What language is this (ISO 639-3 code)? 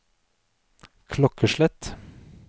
nor